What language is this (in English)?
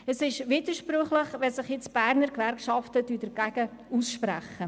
Swiss German